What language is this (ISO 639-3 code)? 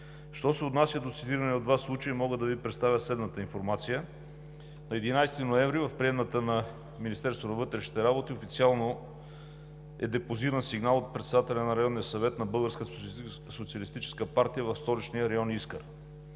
bul